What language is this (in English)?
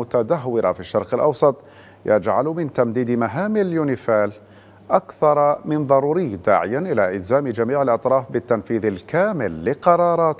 Arabic